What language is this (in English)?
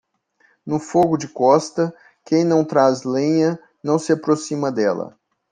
Portuguese